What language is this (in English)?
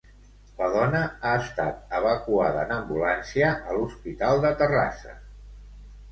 Catalan